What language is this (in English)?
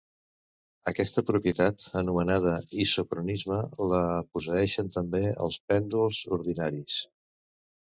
Catalan